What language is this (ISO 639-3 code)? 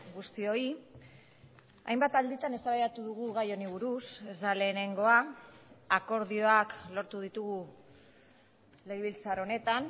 eus